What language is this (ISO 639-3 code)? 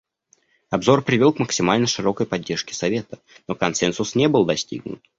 rus